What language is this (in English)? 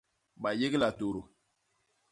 Basaa